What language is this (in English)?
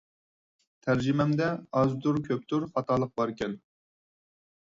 Uyghur